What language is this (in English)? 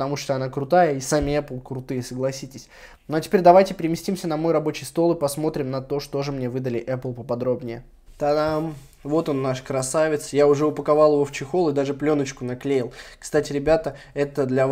Russian